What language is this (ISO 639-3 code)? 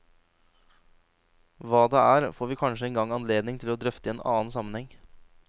nor